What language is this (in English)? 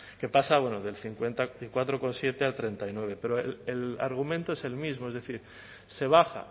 Spanish